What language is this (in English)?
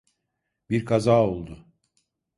Turkish